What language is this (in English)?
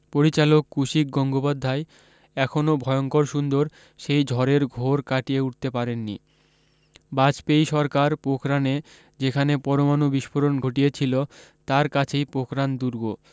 Bangla